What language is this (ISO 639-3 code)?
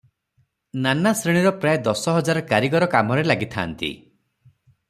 ori